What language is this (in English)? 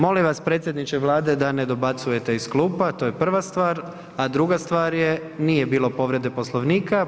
Croatian